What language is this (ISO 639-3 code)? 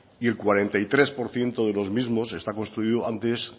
spa